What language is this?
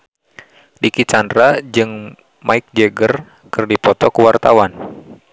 Sundanese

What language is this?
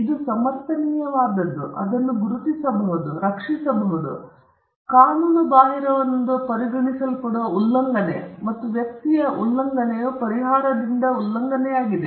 Kannada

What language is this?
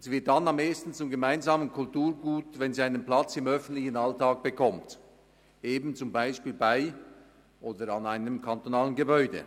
Swiss German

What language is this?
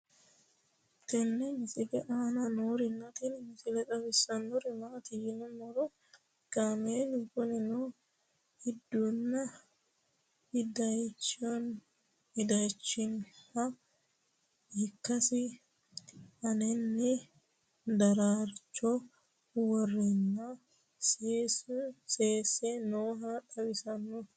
Sidamo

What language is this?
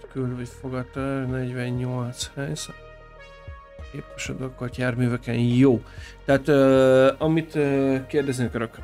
Hungarian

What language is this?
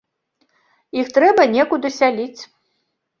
Belarusian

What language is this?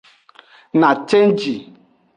Aja (Benin)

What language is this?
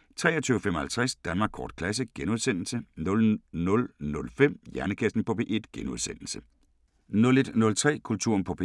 Danish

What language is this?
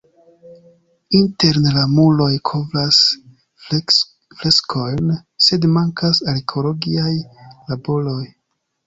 Esperanto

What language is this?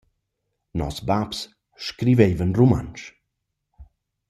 Romansh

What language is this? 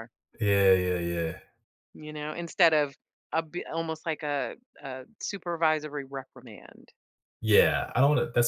English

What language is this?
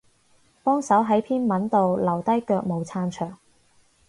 Cantonese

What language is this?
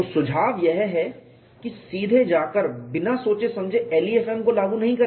Hindi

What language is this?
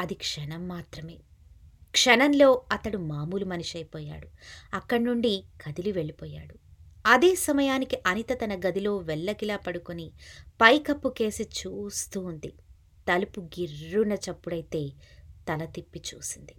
Telugu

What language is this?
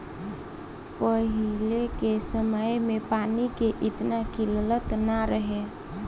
Bhojpuri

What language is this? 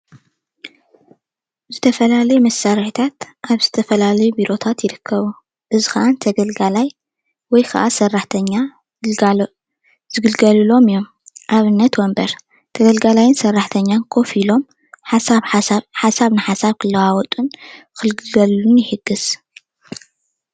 Tigrinya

